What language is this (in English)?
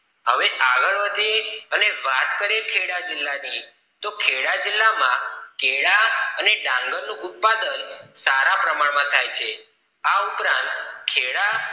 Gujarati